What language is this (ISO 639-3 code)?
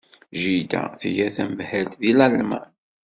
kab